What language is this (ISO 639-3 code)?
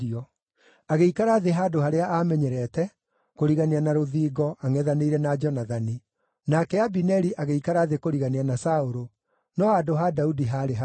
kik